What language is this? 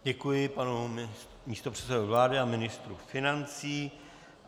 Czech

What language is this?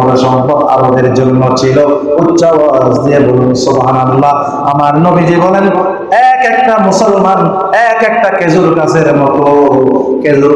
Bangla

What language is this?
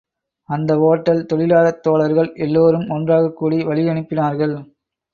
Tamil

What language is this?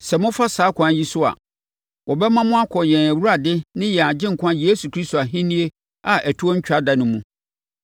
Akan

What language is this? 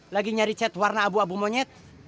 Indonesian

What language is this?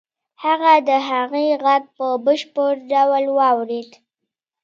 Pashto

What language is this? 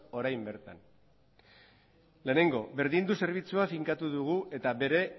Basque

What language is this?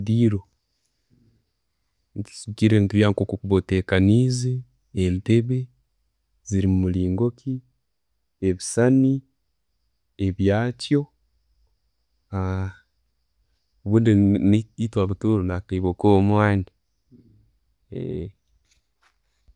Tooro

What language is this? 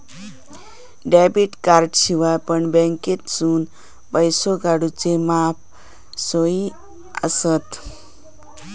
Marathi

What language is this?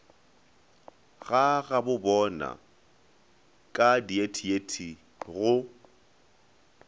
Northern Sotho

